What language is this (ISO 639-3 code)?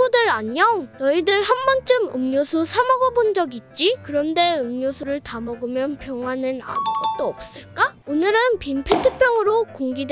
kor